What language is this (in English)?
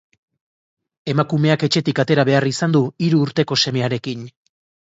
Basque